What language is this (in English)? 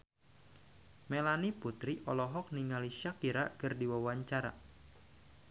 Sundanese